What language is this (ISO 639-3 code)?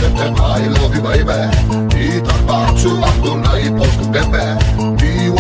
pol